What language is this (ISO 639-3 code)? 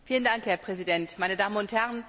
deu